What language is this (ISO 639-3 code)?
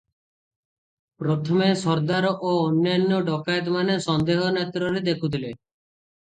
ori